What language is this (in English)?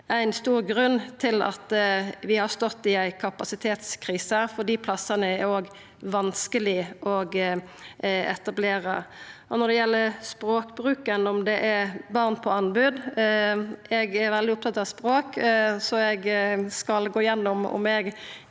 Norwegian